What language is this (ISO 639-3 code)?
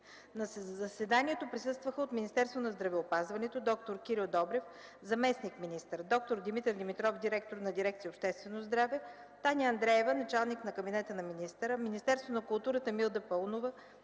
bul